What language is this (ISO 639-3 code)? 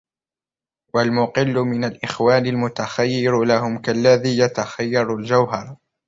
ara